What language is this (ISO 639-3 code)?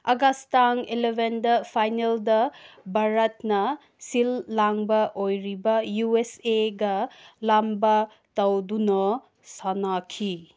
mni